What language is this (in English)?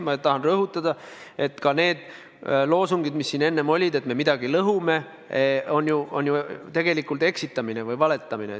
Estonian